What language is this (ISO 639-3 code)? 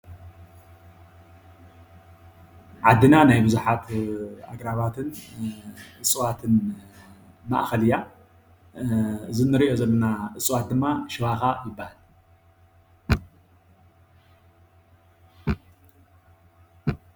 tir